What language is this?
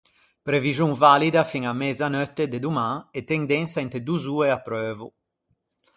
Ligurian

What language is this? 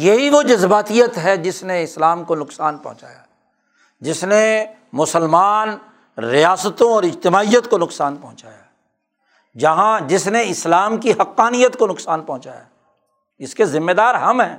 Urdu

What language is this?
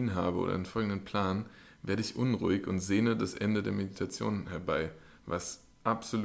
German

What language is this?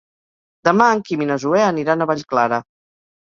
Catalan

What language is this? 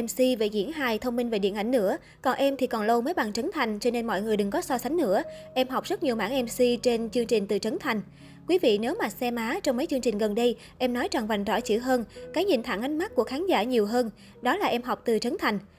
Vietnamese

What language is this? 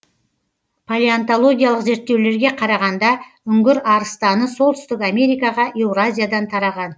Kazakh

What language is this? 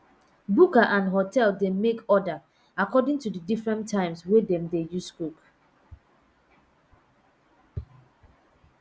Nigerian Pidgin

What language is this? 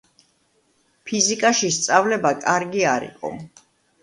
Georgian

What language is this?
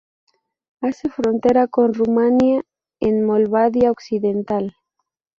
Spanish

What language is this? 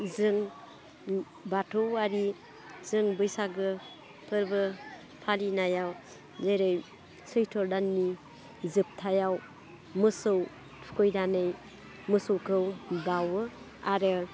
Bodo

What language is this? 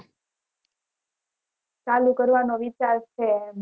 Gujarati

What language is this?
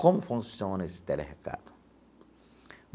Portuguese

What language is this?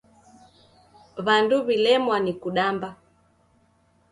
Taita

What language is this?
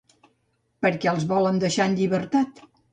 Catalan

